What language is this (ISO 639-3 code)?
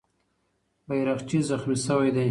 pus